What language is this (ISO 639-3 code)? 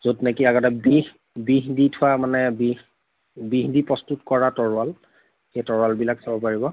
asm